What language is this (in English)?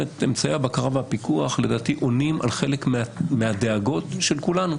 Hebrew